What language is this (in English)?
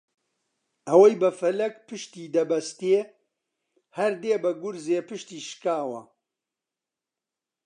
Central Kurdish